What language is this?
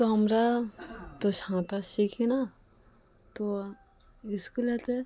Bangla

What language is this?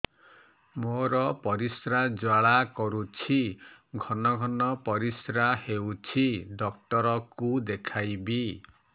Odia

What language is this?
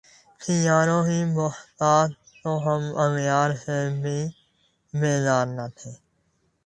Urdu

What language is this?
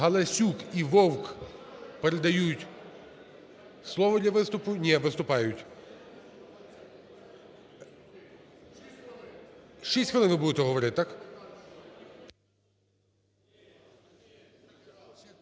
Ukrainian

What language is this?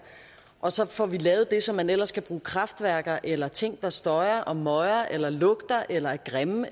Danish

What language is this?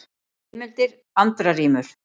Icelandic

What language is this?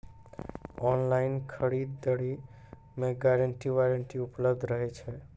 Maithili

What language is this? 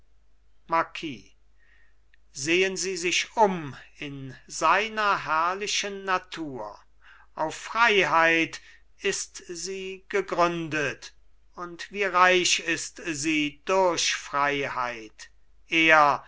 German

